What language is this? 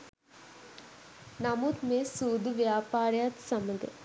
Sinhala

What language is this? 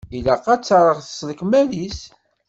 Kabyle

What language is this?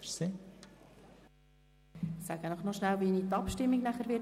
Swiss German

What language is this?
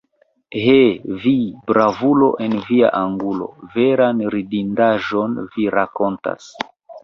Esperanto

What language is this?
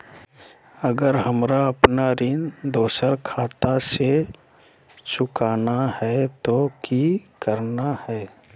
Magahi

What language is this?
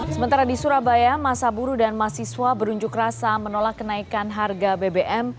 Indonesian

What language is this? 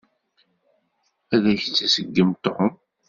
Kabyle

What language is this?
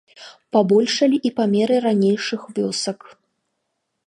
Belarusian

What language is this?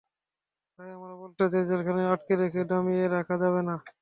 Bangla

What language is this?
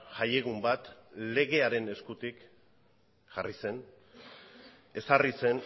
Basque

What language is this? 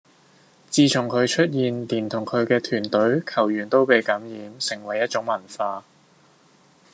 Cantonese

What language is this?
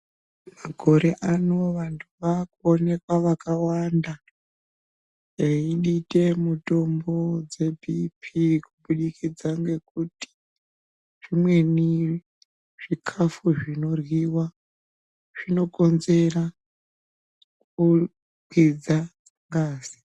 Ndau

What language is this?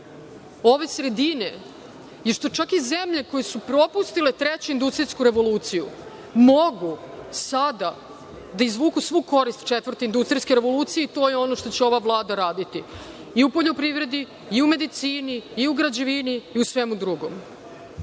Serbian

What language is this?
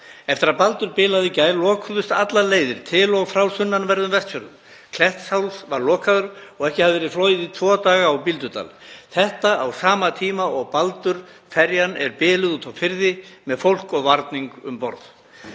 Icelandic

